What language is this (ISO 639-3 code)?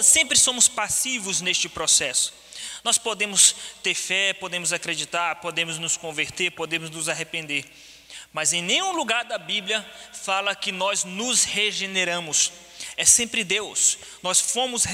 por